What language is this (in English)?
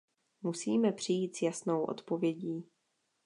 Czech